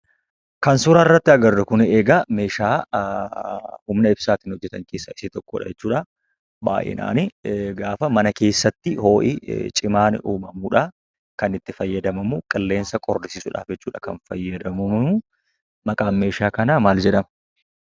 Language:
Oromo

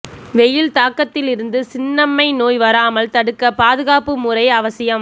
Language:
Tamil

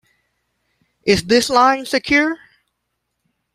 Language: English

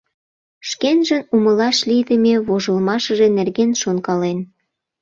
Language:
Mari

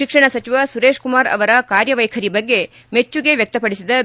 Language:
Kannada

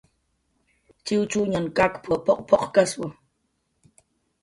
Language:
Jaqaru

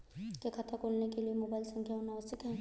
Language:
Hindi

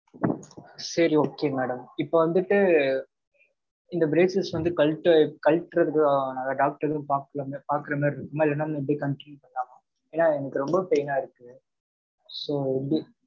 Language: Tamil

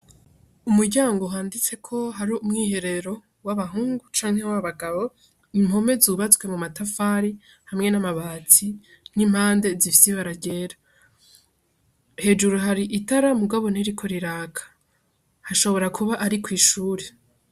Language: Rundi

